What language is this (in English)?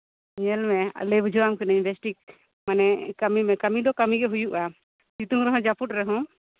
Santali